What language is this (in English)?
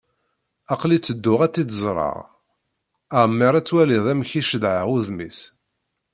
Kabyle